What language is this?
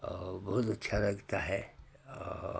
Hindi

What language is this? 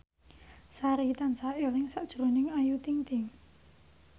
Javanese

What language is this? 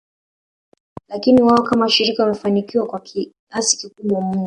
Swahili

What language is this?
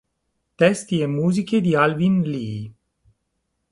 Italian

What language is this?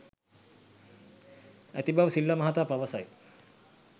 Sinhala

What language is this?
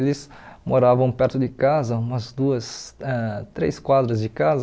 Portuguese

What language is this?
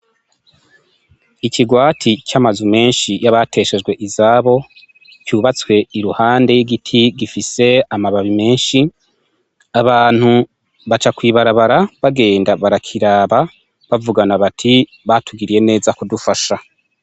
Rundi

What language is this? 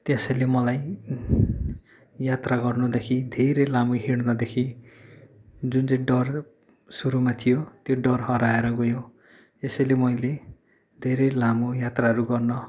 Nepali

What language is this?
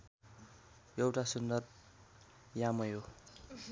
Nepali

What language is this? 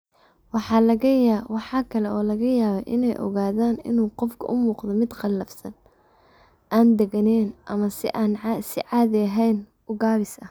Somali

